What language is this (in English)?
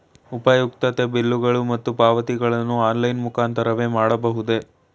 Kannada